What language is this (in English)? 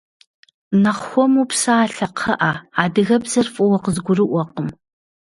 Kabardian